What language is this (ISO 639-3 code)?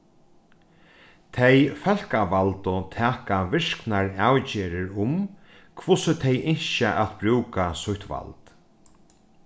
fao